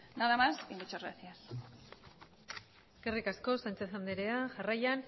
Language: Basque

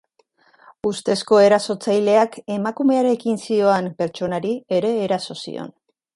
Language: Basque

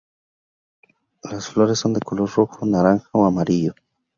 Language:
Spanish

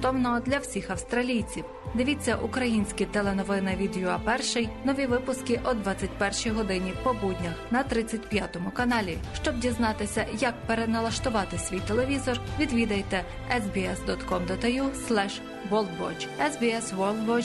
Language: Ukrainian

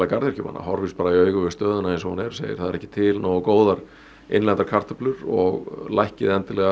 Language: Icelandic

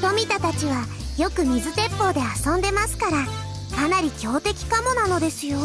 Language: Japanese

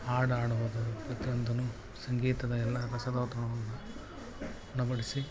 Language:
Kannada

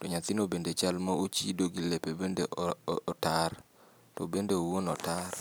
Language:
Luo (Kenya and Tanzania)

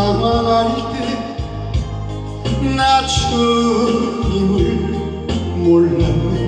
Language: Korean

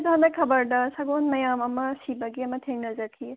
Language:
Manipuri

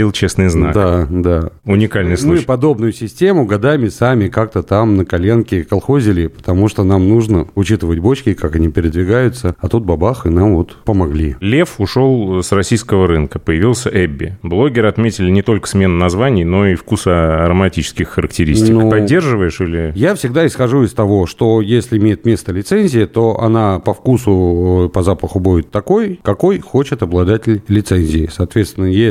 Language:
Russian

